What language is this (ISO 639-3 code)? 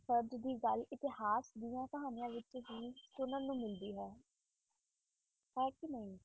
pan